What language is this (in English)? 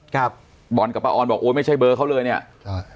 Thai